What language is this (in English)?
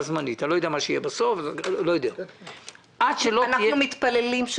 Hebrew